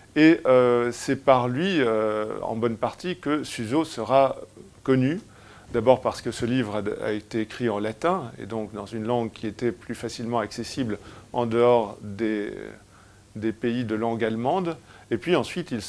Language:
French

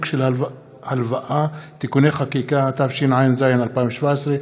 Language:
Hebrew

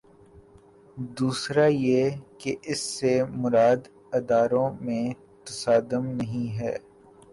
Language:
Urdu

